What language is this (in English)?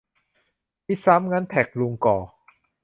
Thai